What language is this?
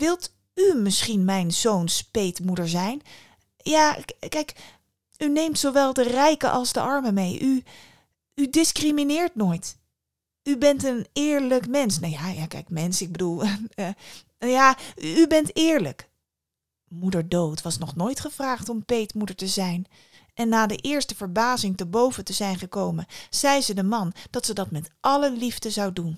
Dutch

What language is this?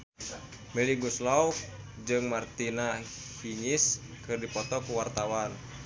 Sundanese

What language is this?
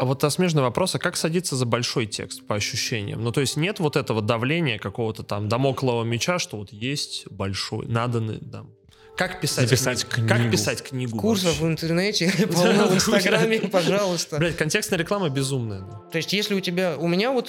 Russian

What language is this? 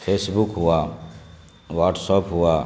Urdu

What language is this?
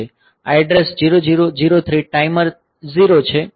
Gujarati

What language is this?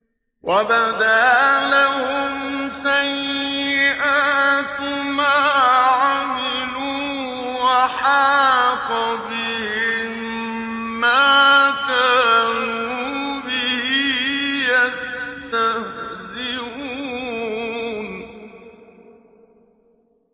Arabic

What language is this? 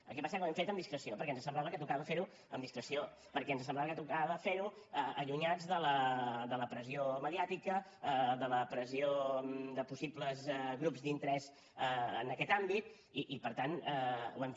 Catalan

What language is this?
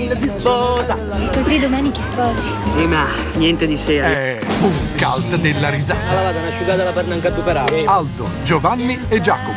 Italian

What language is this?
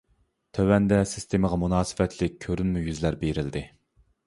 Uyghur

